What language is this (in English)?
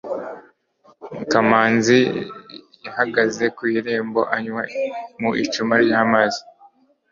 Kinyarwanda